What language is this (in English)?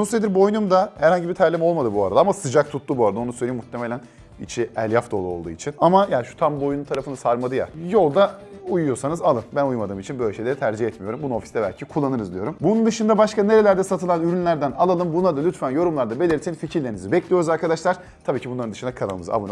Turkish